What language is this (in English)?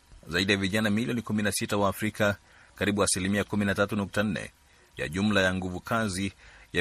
Swahili